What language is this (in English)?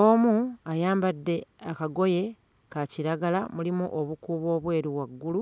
Ganda